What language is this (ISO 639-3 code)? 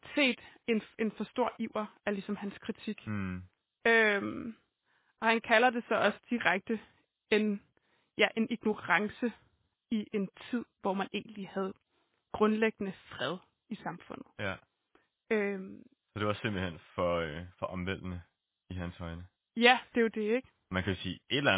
dan